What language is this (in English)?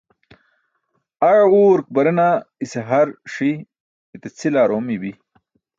Burushaski